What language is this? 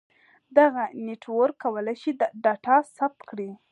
Pashto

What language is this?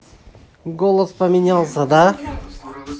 Russian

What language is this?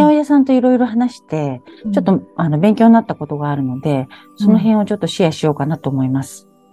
Japanese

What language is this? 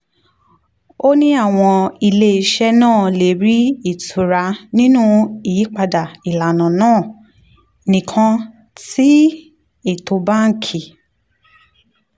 Yoruba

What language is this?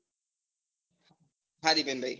Gujarati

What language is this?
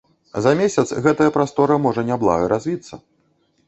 Belarusian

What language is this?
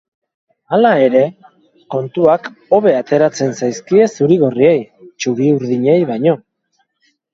Basque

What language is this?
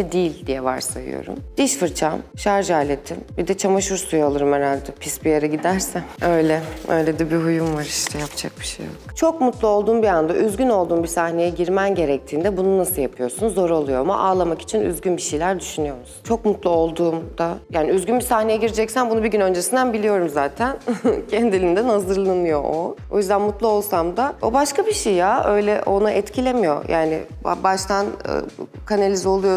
Turkish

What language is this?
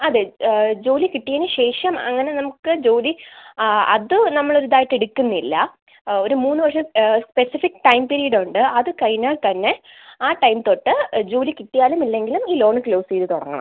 Malayalam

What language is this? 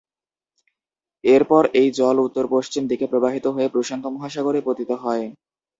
Bangla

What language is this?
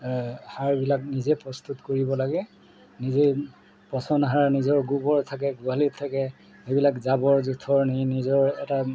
Assamese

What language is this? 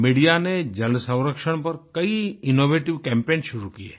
Hindi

